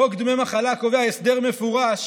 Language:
Hebrew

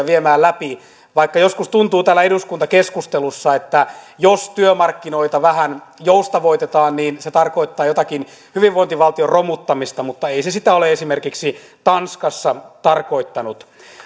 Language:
Finnish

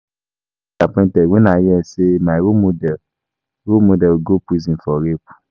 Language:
Nigerian Pidgin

